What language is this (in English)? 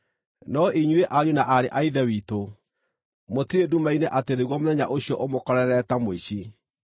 Kikuyu